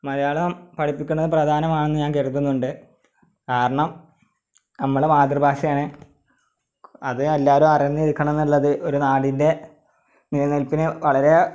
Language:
Malayalam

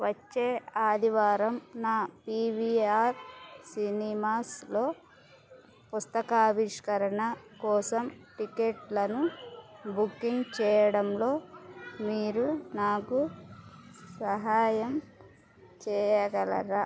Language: Telugu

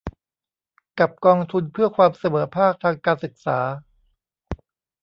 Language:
Thai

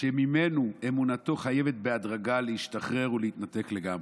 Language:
Hebrew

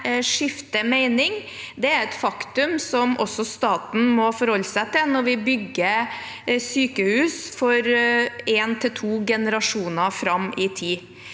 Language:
Norwegian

